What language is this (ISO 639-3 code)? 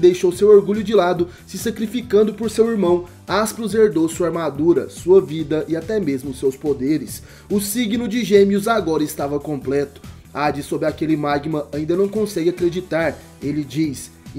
por